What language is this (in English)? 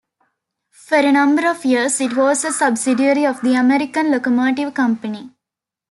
English